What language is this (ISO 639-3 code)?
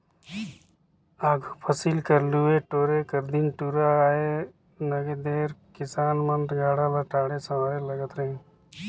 hne